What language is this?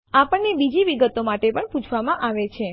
Gujarati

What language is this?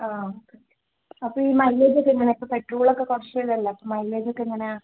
Malayalam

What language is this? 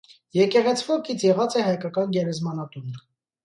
Armenian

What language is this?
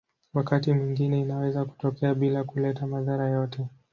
Swahili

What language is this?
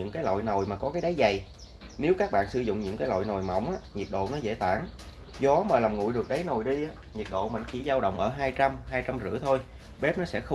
Vietnamese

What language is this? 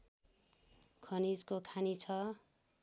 Nepali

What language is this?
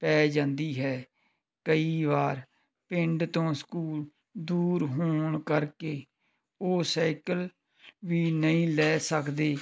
Punjabi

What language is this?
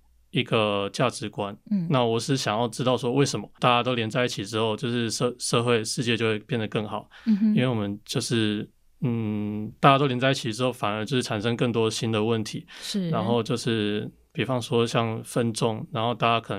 Chinese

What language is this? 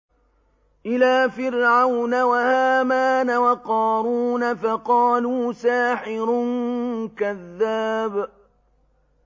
Arabic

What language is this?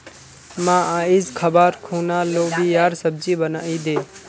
Magahi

